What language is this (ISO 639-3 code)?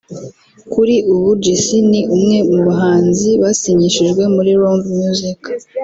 kin